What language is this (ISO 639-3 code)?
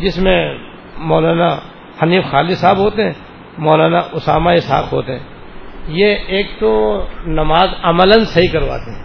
urd